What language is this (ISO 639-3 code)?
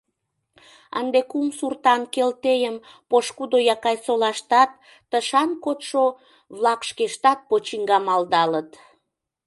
chm